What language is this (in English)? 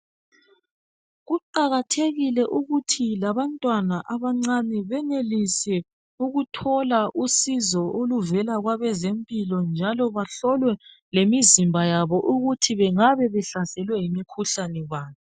North Ndebele